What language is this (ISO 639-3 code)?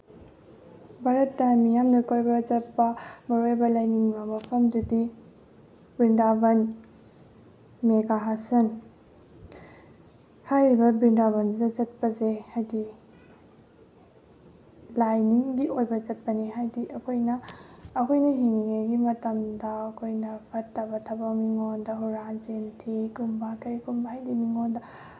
mni